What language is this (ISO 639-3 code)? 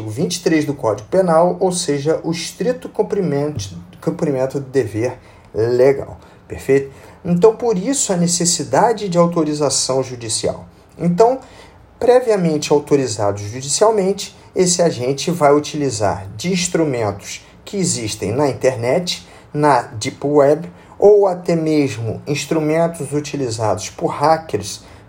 por